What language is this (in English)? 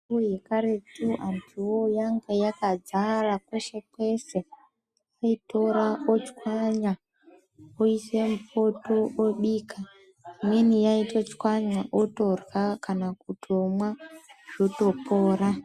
Ndau